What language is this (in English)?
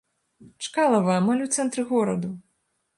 Belarusian